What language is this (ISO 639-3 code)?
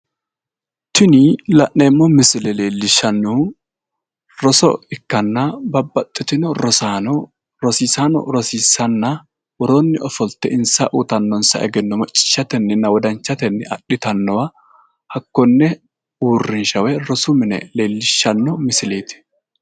sid